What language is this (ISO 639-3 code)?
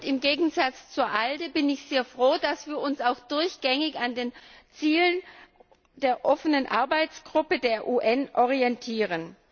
deu